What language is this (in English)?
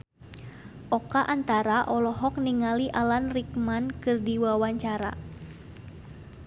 Sundanese